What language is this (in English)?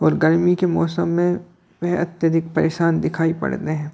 Hindi